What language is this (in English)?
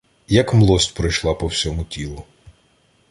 Ukrainian